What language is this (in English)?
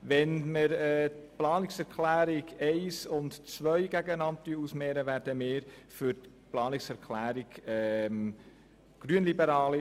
Swiss German